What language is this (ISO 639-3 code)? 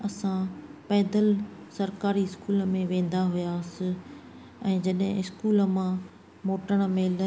snd